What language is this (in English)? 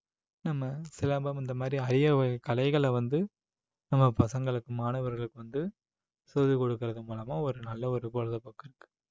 Tamil